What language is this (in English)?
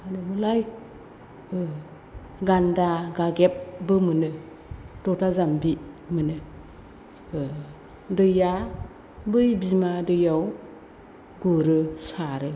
Bodo